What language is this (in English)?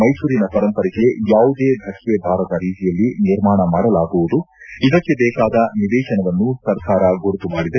Kannada